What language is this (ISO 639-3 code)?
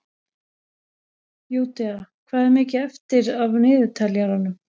isl